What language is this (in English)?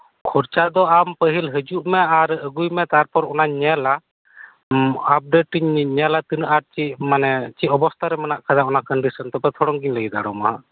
Santali